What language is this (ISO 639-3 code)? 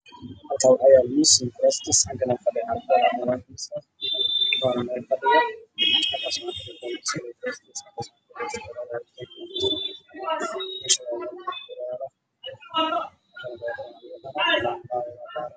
som